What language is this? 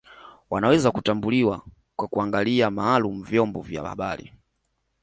Swahili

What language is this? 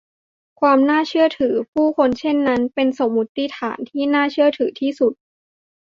Thai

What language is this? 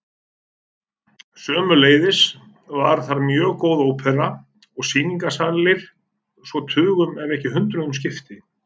Icelandic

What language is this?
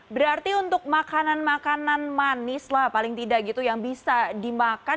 Indonesian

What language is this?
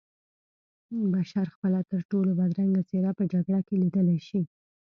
Pashto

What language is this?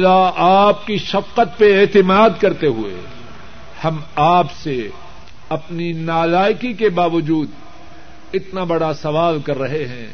Urdu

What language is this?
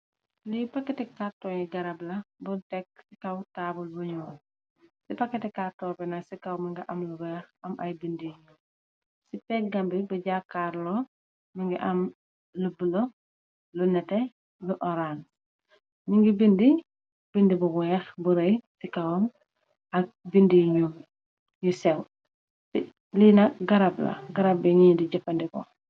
Wolof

